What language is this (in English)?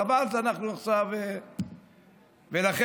Hebrew